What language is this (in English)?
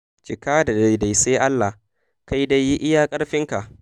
Hausa